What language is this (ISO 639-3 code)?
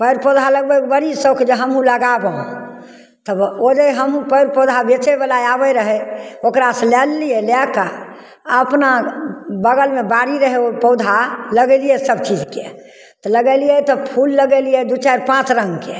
mai